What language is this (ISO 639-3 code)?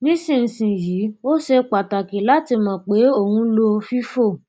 yor